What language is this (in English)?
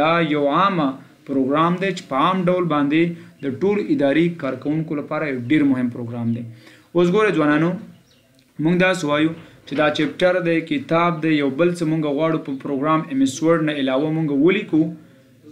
Romanian